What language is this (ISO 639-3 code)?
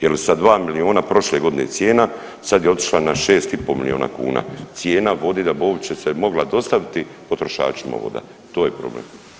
hrv